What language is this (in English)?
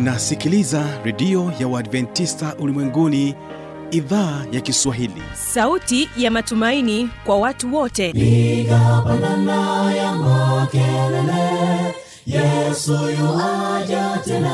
Swahili